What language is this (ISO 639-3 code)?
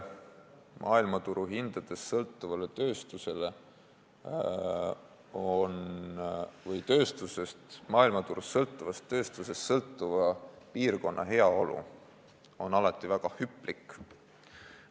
est